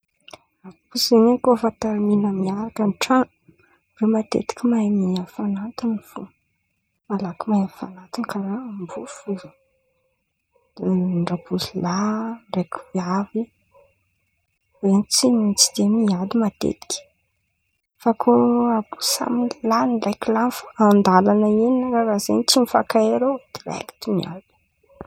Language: Antankarana Malagasy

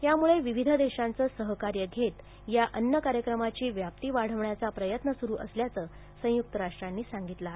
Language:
Marathi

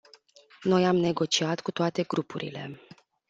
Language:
Romanian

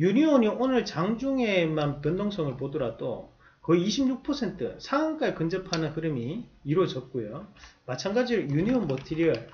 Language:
Korean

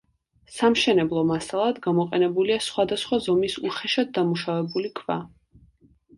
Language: Georgian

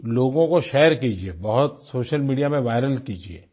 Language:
Hindi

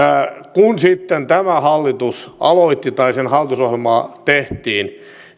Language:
Finnish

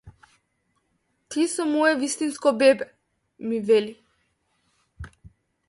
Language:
Macedonian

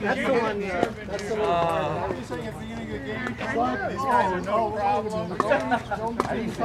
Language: English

